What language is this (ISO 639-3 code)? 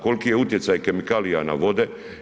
hrv